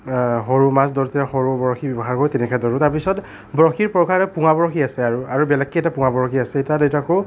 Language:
Assamese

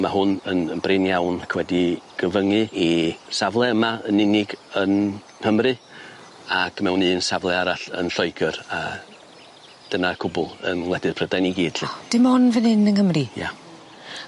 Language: Welsh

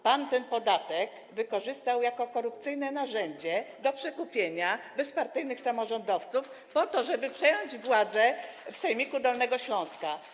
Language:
Polish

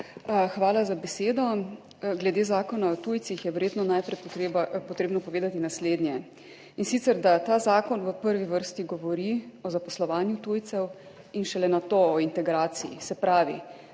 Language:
Slovenian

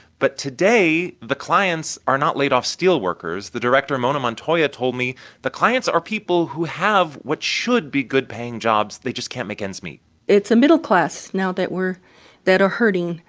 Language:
English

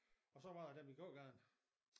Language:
Danish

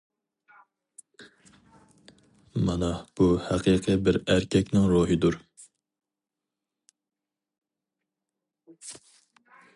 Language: Uyghur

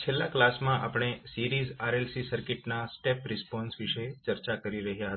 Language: Gujarati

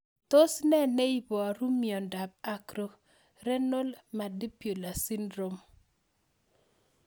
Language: Kalenjin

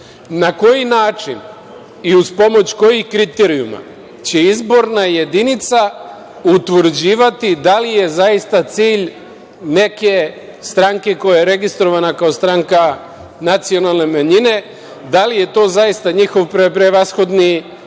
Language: Serbian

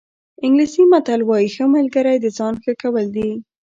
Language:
Pashto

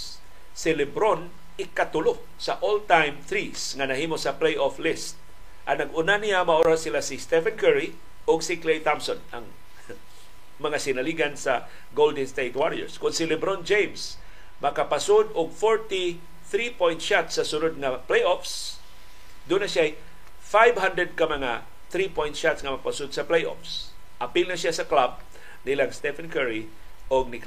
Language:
Filipino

